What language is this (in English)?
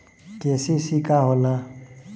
Bhojpuri